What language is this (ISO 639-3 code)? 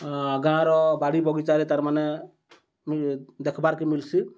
ori